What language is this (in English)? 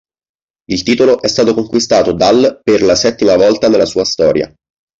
Italian